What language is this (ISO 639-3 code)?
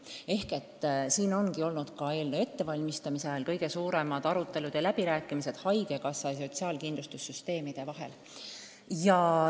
est